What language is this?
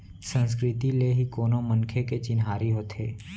Chhattisgarhi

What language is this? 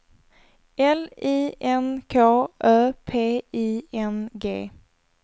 Swedish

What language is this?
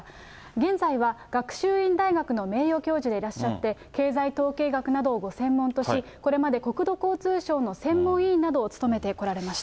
Japanese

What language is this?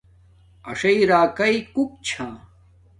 Domaaki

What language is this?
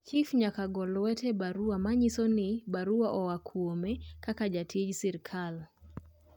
Luo (Kenya and Tanzania)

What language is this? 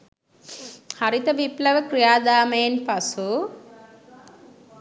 Sinhala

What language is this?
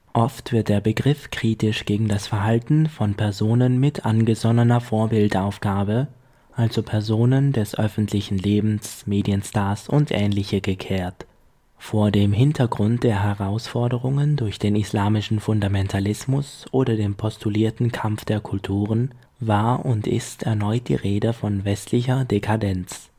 German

